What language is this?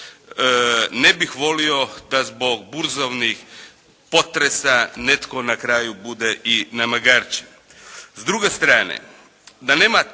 Croatian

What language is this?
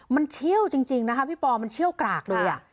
Thai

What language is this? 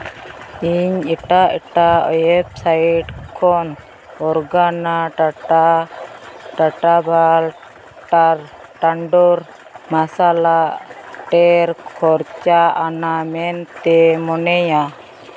Santali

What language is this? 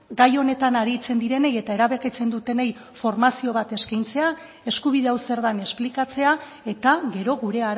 Basque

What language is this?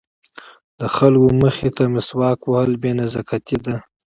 Pashto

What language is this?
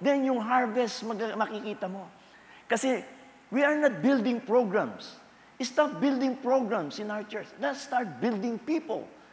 Filipino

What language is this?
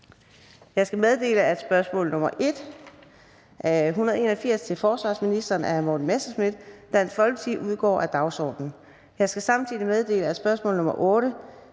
Danish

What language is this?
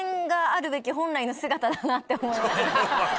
Japanese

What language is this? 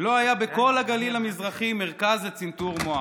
Hebrew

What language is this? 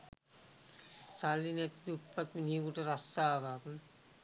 Sinhala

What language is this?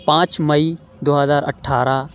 Urdu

